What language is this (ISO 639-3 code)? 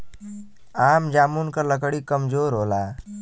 bho